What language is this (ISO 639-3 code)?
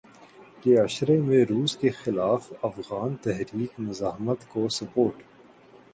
urd